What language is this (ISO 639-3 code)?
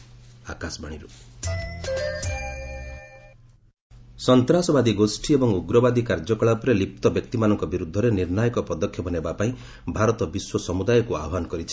ori